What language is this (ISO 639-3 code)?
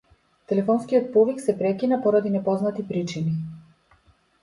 mkd